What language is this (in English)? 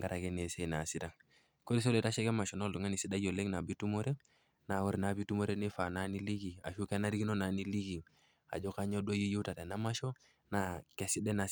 Masai